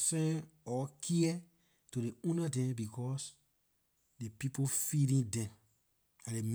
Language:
Liberian English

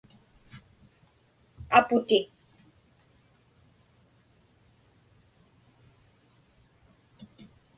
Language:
Inupiaq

